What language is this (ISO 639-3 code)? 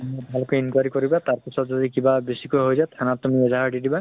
asm